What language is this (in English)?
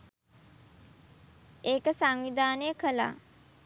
Sinhala